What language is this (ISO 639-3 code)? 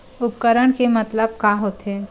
hne